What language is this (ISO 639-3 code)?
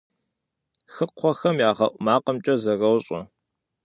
kbd